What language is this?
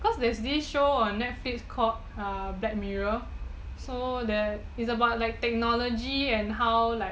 English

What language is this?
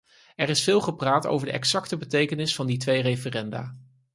Dutch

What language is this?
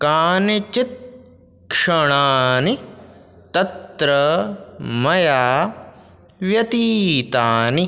Sanskrit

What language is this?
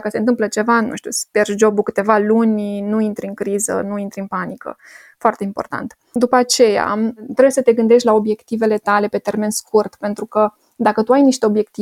Romanian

